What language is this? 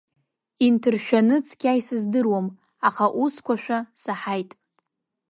Abkhazian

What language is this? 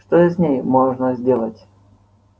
Russian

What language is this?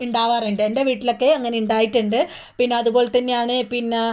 Malayalam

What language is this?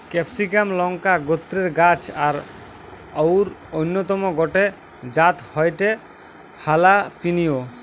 Bangla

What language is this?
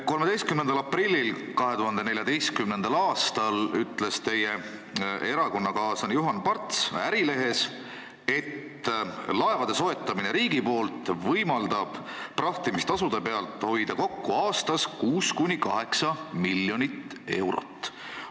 Estonian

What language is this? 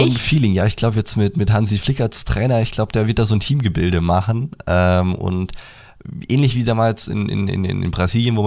German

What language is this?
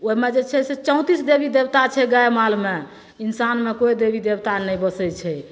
Maithili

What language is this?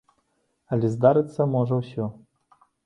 Belarusian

